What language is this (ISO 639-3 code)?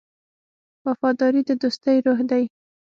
pus